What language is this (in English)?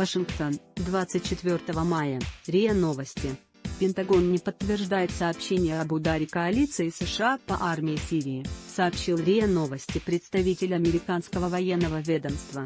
Russian